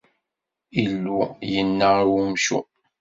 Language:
Kabyle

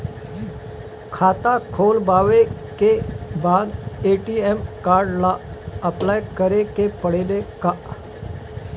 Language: Bhojpuri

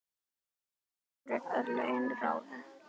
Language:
Icelandic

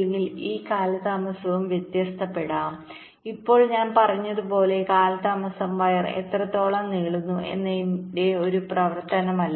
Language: Malayalam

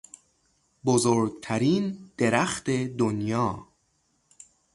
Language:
Persian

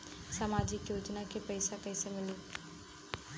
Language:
Bhojpuri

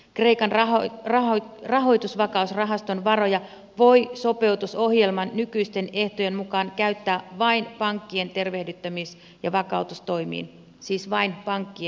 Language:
Finnish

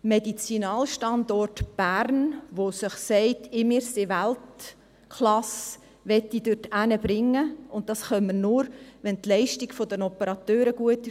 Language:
Swiss German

